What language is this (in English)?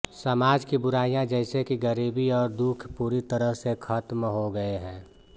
Hindi